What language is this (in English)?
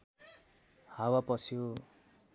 Nepali